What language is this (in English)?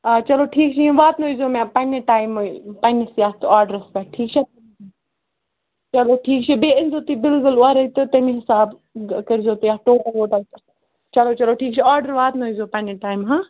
Kashmiri